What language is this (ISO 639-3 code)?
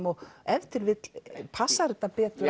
isl